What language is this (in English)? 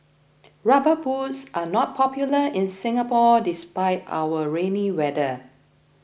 English